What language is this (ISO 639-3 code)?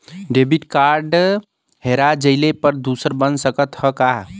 bho